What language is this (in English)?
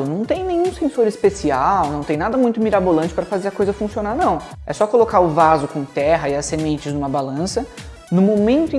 Portuguese